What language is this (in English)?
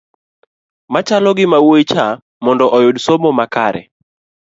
Luo (Kenya and Tanzania)